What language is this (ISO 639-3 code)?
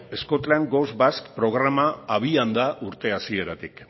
eus